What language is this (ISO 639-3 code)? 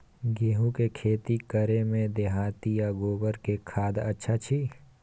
mai